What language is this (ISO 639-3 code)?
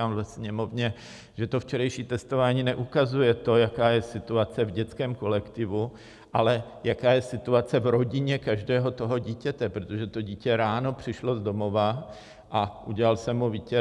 ces